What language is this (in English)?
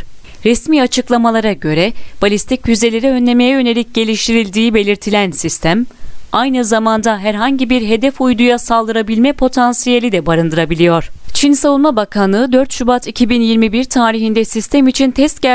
Turkish